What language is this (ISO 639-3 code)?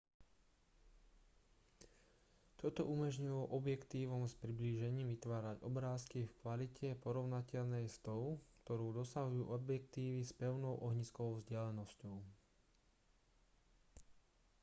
slk